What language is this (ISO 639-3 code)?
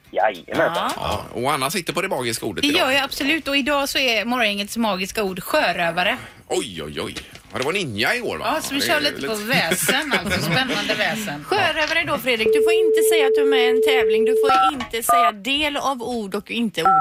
swe